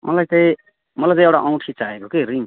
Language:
Nepali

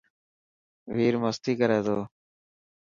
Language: Dhatki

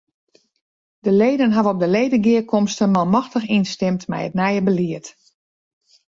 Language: Western Frisian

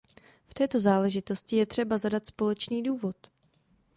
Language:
Czech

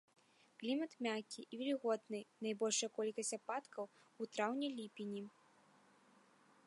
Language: Belarusian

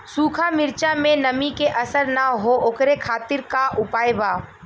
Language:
Bhojpuri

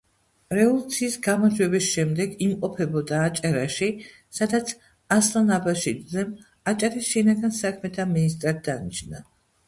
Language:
Georgian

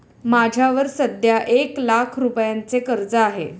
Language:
Marathi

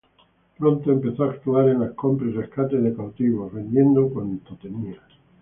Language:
Spanish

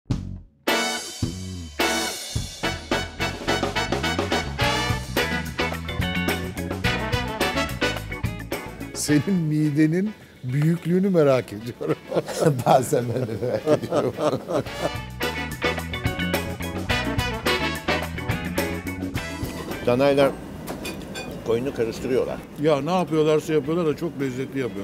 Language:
Turkish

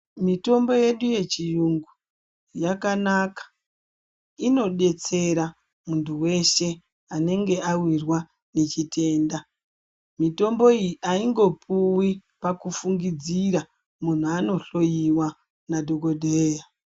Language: Ndau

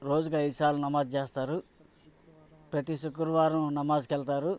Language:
Telugu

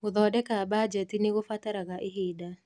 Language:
Kikuyu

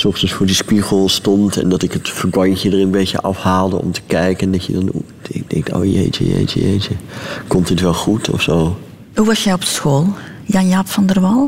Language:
Dutch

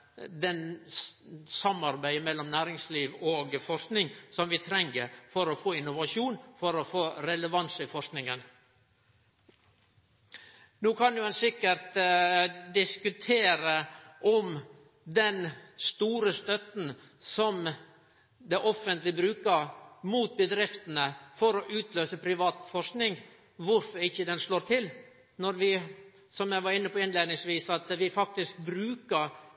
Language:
Norwegian Nynorsk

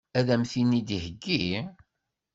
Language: Kabyle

